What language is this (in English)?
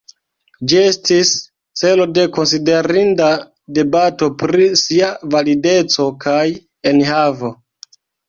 Esperanto